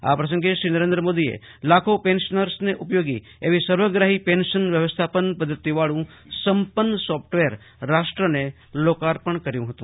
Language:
Gujarati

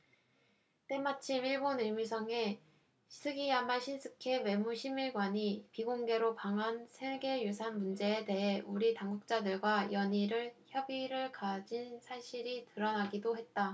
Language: Korean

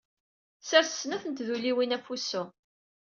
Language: Kabyle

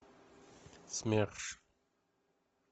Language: Russian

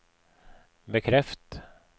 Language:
Norwegian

